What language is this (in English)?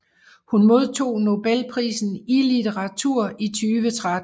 Danish